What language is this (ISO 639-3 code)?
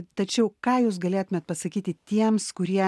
lit